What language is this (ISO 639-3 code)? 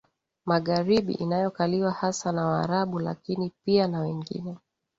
swa